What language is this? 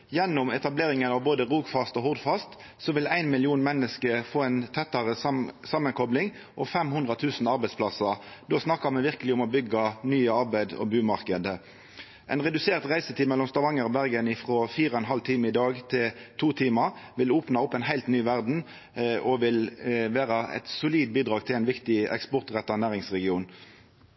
Norwegian Nynorsk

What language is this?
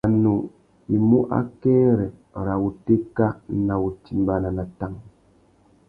Tuki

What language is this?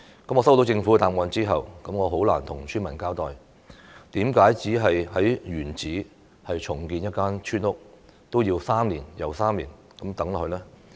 Cantonese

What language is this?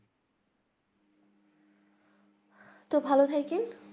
Bangla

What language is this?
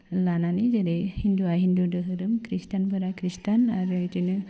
Bodo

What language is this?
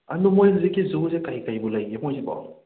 Manipuri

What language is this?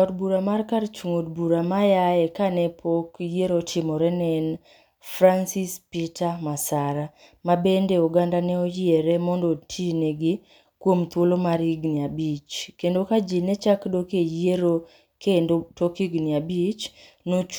Luo (Kenya and Tanzania)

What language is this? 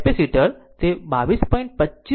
Gujarati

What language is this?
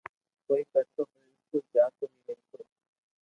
Loarki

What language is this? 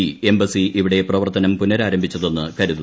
Malayalam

